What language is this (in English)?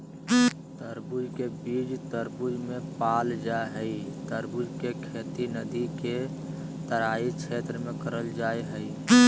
Magahi